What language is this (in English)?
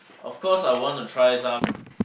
English